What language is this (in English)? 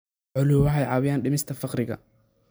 Somali